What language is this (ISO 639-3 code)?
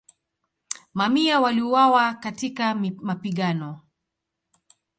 swa